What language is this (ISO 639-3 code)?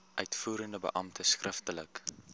afr